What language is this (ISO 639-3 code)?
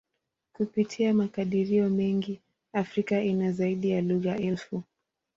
swa